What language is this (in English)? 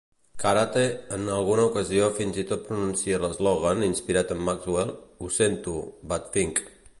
Catalan